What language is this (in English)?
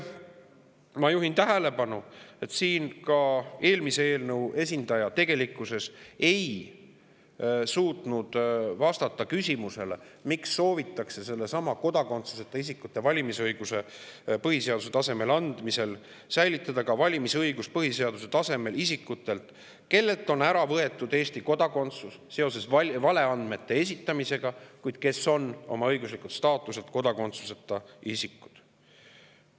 Estonian